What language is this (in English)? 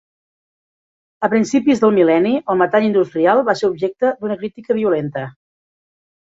Catalan